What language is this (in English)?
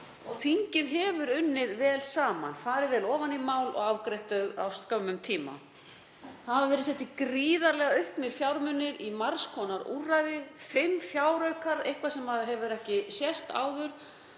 Icelandic